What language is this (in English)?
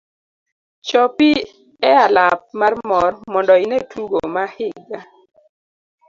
Luo (Kenya and Tanzania)